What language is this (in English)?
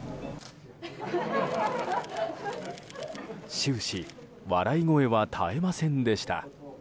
Japanese